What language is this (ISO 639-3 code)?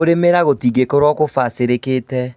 kik